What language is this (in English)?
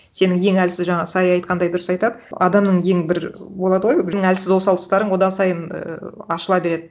Kazakh